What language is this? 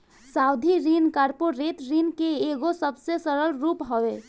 Bhojpuri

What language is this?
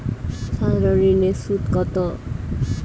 Bangla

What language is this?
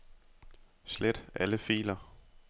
Danish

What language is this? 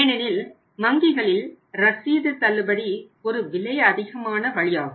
Tamil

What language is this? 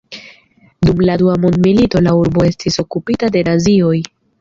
Esperanto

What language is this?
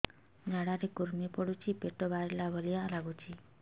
Odia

